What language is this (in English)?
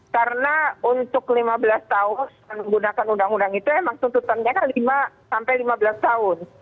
Indonesian